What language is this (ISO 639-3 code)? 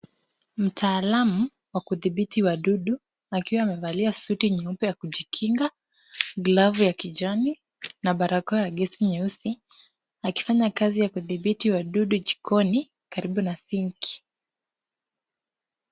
swa